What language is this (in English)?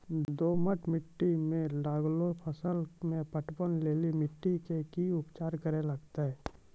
Maithili